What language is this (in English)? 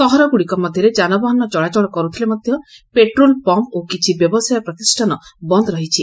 Odia